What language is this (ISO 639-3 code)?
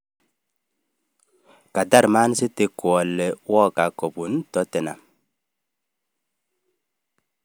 kln